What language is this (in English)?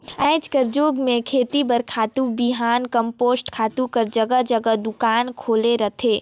Chhattisgarhi